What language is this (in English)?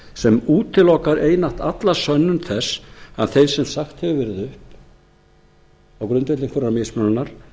Icelandic